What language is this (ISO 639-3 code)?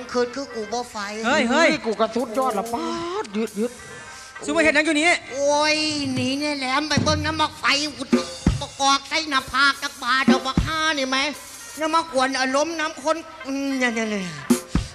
tha